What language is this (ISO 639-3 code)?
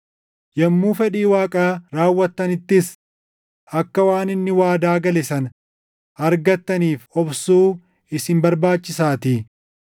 orm